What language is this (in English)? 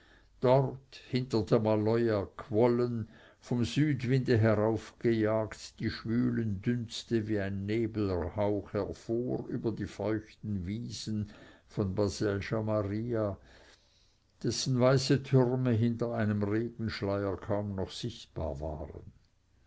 German